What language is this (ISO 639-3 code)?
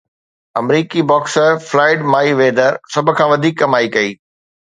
snd